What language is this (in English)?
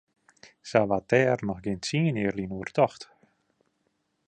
Western Frisian